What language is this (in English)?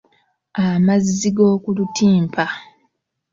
Ganda